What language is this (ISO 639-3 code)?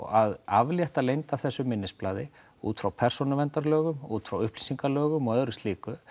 isl